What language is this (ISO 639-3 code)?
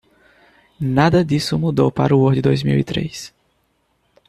por